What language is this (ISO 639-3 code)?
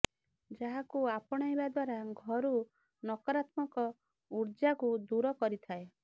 ori